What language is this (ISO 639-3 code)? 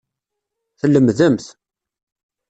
kab